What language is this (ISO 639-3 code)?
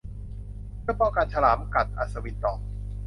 tha